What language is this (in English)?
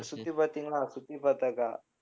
Tamil